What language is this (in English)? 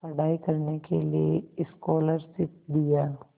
Hindi